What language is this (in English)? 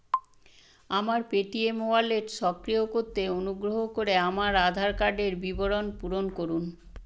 Bangla